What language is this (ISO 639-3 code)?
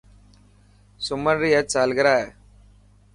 mki